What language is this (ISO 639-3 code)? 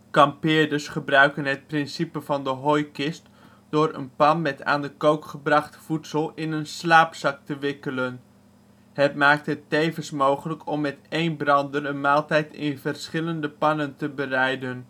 nld